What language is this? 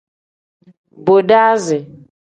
Tem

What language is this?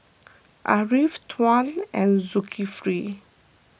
English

